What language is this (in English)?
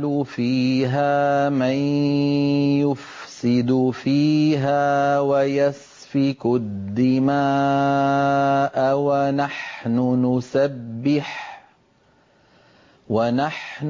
Arabic